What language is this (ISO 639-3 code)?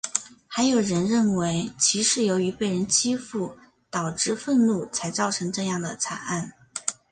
zho